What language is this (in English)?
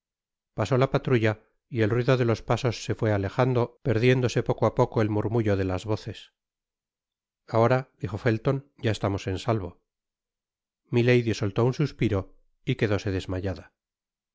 Spanish